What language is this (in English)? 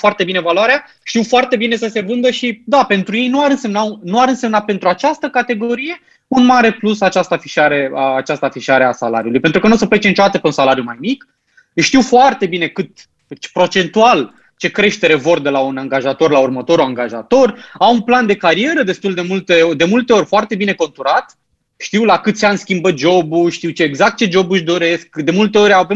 Romanian